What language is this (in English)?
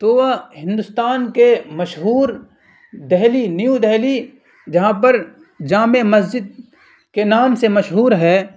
Urdu